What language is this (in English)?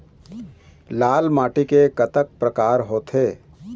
Chhattisgarhi